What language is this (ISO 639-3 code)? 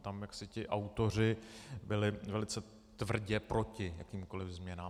ces